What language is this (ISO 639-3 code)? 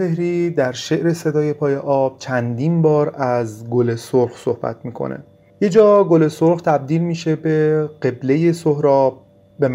fas